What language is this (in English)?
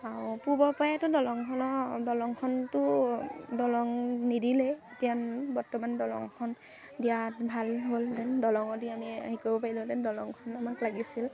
Assamese